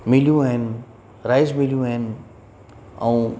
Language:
Sindhi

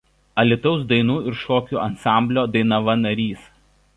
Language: Lithuanian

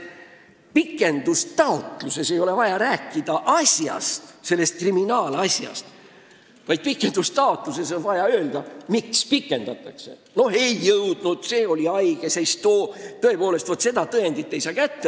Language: Estonian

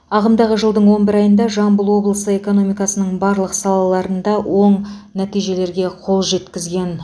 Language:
Kazakh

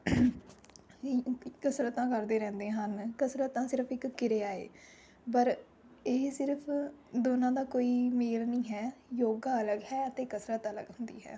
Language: Punjabi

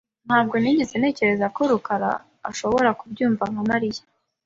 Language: Kinyarwanda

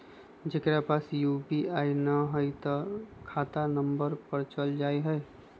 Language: Magahi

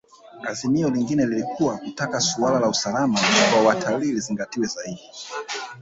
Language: Swahili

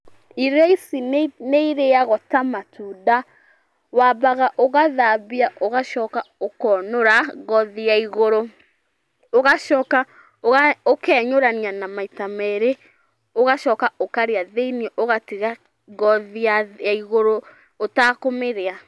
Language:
Kikuyu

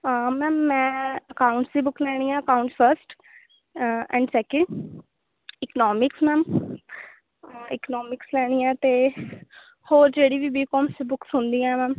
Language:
Punjabi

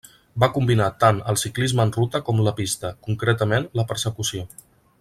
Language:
Catalan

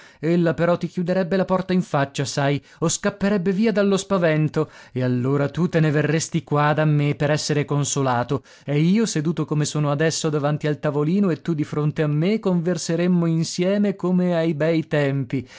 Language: Italian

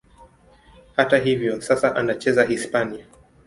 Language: Swahili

